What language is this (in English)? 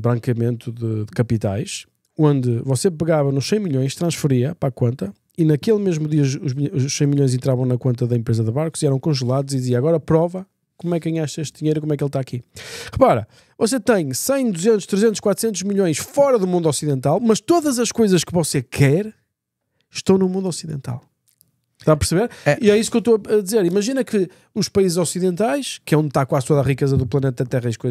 Portuguese